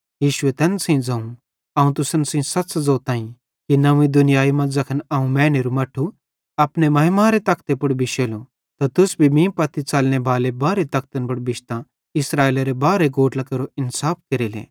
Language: Bhadrawahi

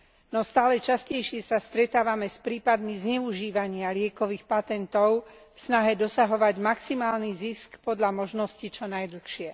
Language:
Slovak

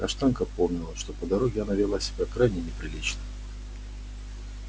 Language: Russian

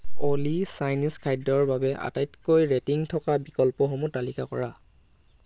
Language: Assamese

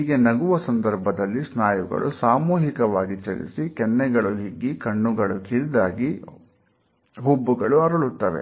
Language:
Kannada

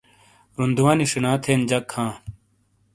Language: Shina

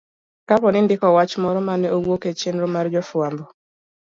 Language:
Luo (Kenya and Tanzania)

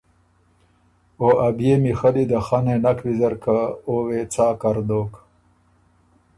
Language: Ormuri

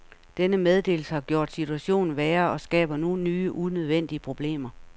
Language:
Danish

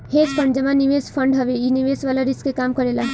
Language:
Bhojpuri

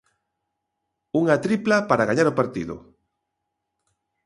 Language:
Galician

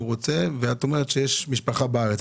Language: Hebrew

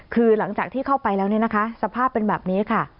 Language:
Thai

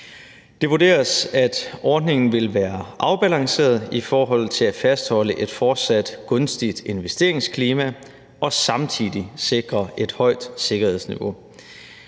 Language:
Danish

